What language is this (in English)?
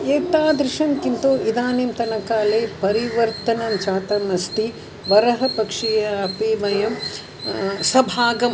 Sanskrit